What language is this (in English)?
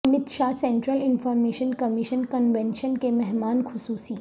Urdu